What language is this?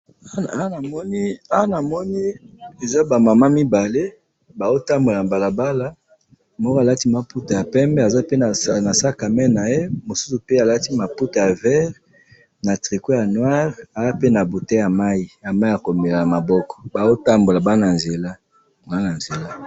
Lingala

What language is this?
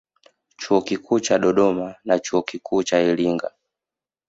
Swahili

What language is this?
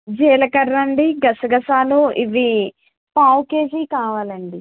Telugu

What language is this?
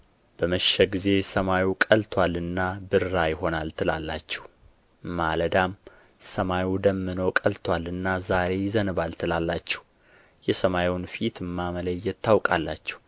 Amharic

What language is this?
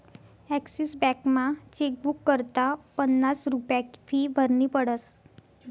Marathi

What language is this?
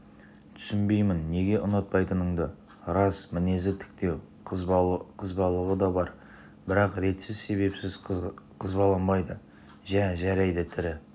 Kazakh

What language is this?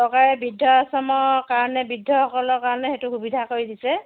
Assamese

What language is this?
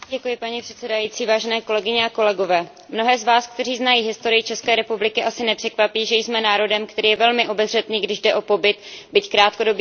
Czech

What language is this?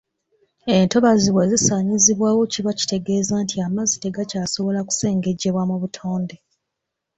Ganda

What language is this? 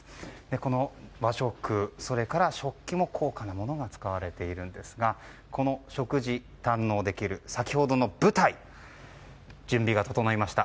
Japanese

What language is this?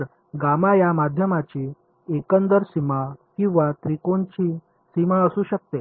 Marathi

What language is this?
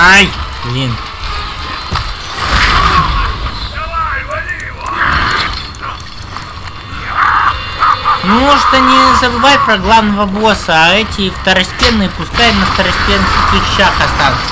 Russian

